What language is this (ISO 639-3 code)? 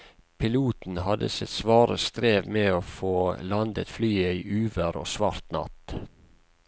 nor